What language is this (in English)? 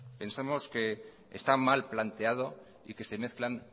Spanish